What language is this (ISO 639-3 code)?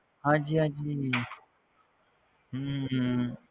pan